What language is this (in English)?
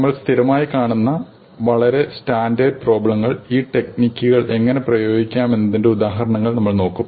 Malayalam